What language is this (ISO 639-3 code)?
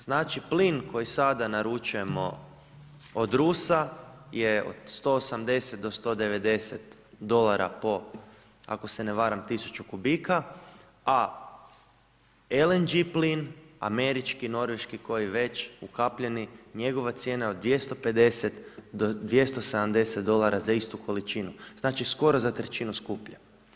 hrv